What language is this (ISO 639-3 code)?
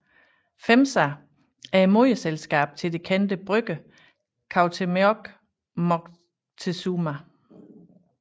dan